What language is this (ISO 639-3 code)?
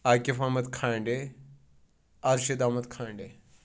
kas